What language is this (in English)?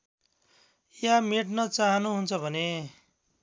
Nepali